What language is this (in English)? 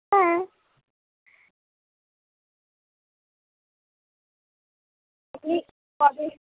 Bangla